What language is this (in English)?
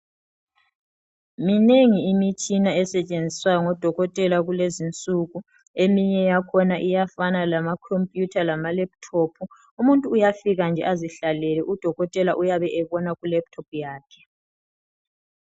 North Ndebele